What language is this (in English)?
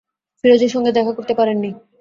Bangla